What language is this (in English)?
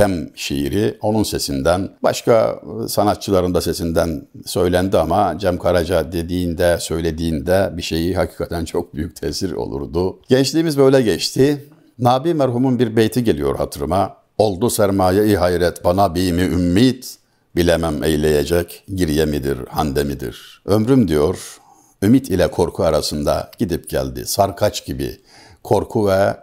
Turkish